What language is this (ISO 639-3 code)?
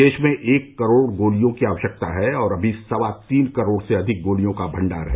hin